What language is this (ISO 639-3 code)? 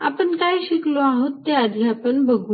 mar